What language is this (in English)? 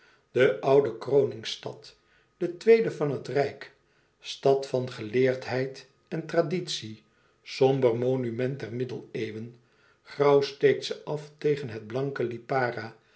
Dutch